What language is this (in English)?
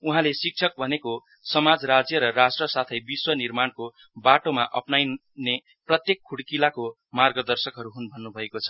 Nepali